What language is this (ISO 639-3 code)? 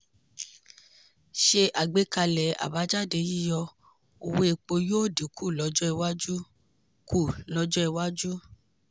yor